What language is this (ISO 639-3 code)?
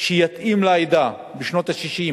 heb